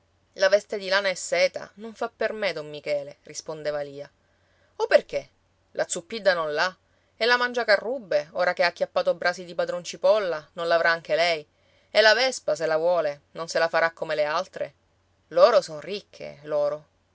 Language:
Italian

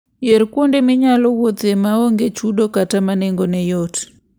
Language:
Luo (Kenya and Tanzania)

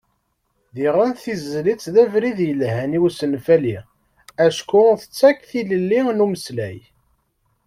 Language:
Kabyle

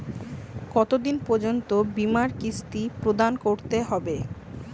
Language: Bangla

